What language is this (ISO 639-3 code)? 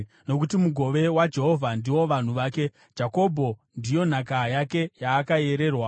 sna